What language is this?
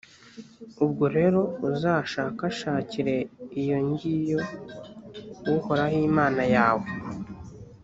Kinyarwanda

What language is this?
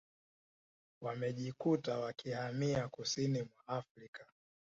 Swahili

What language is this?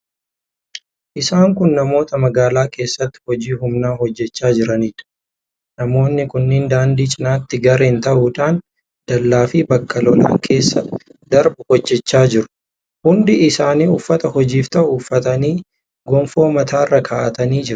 Oromo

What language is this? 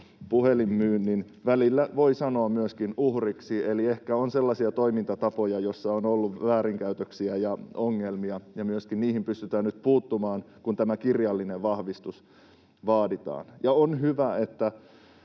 Finnish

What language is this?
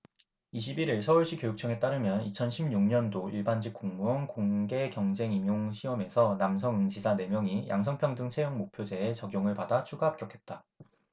Korean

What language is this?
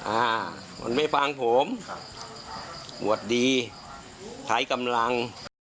Thai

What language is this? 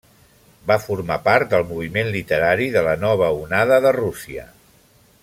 Catalan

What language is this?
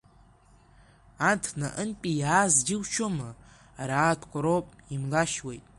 Abkhazian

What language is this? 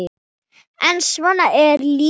Icelandic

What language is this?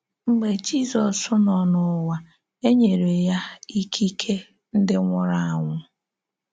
Igbo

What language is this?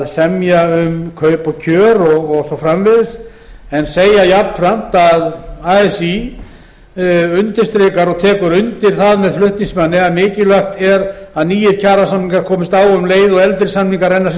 Icelandic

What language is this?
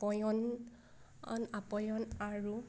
Assamese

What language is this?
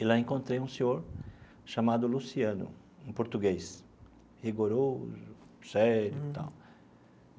Portuguese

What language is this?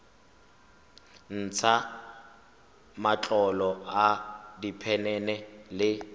Tswana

